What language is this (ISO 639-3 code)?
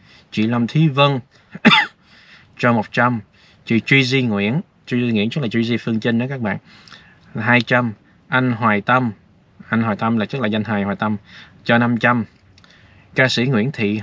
vie